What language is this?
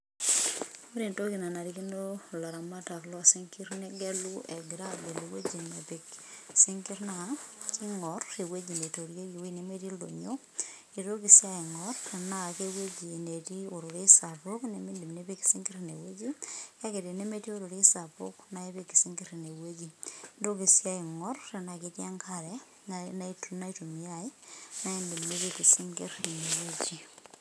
Masai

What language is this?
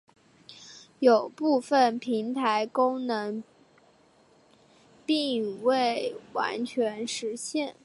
Chinese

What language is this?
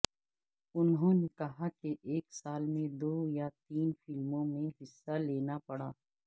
Urdu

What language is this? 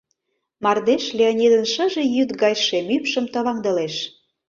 Mari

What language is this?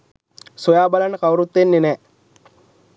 Sinhala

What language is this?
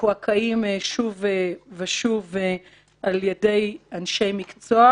Hebrew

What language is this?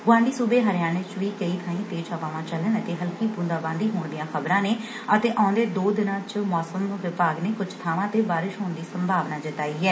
Punjabi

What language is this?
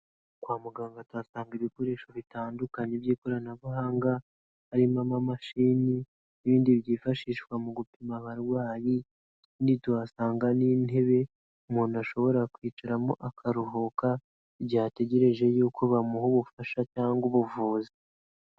Kinyarwanda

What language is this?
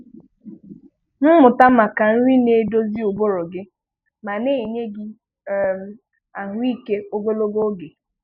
Igbo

